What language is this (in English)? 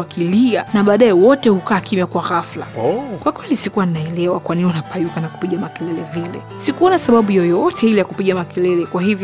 Swahili